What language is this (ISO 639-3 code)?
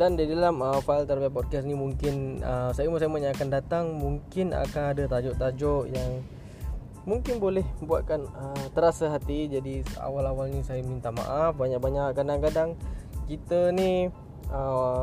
msa